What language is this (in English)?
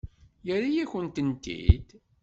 Kabyle